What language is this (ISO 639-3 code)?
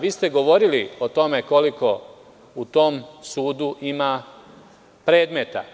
srp